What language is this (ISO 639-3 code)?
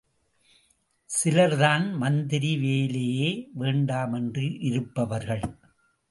tam